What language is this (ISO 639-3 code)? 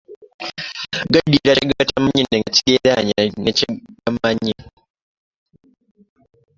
lug